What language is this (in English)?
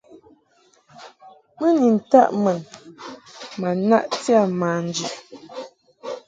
Mungaka